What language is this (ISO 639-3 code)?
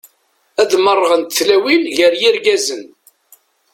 kab